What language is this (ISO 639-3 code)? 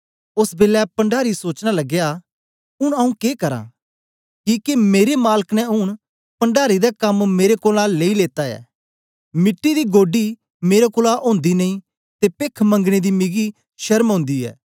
doi